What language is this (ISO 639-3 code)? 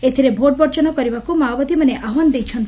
ori